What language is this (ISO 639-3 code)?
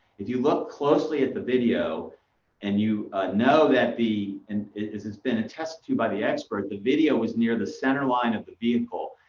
eng